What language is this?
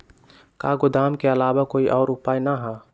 Magahi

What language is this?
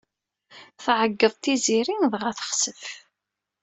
Kabyle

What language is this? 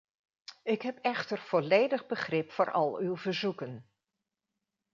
Dutch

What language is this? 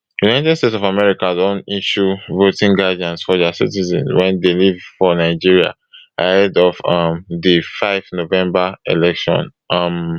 Nigerian Pidgin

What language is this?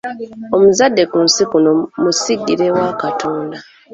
Ganda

